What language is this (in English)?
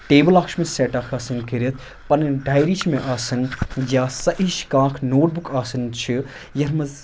Kashmiri